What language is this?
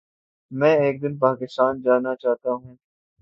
Urdu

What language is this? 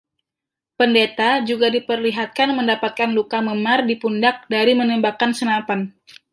Indonesian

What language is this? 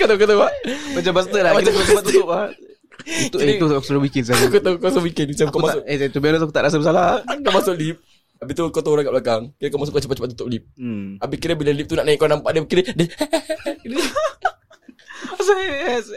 Malay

